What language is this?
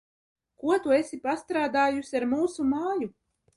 Latvian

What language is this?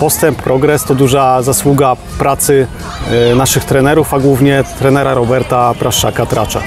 Polish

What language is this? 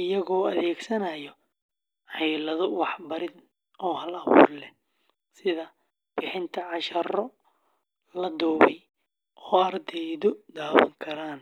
Somali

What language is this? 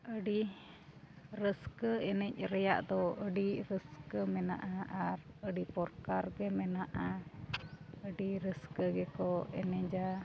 Santali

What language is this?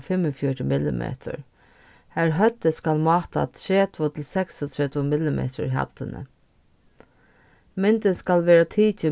Faroese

